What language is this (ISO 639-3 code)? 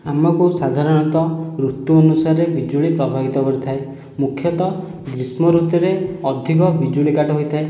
ori